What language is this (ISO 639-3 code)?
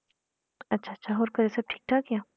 pan